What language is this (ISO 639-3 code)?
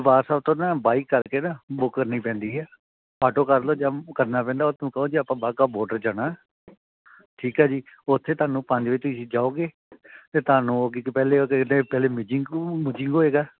pan